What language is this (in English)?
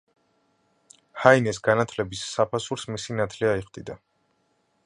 Georgian